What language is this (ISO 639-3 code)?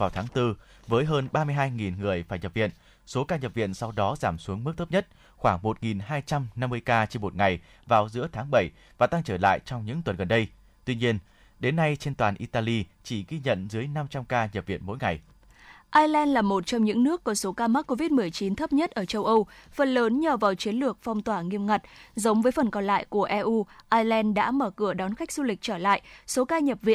vie